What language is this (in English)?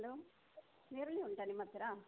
Kannada